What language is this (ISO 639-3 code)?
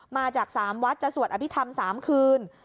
tha